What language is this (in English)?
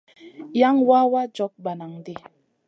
Masana